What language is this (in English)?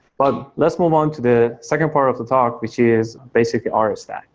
English